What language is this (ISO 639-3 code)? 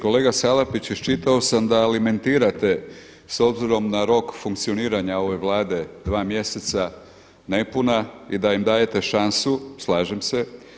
hrv